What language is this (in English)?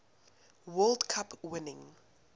English